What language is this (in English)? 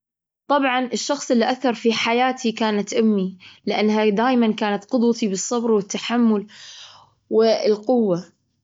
Gulf Arabic